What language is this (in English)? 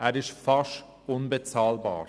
Swiss German